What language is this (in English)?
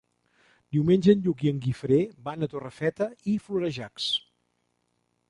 Catalan